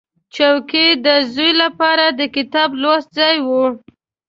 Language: Pashto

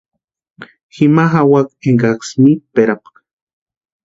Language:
Western Highland Purepecha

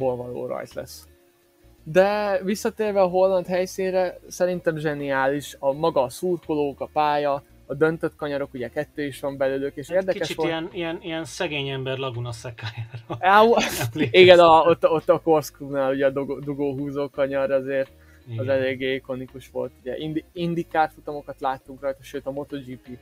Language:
Hungarian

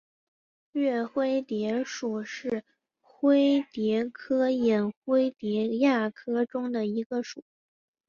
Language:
Chinese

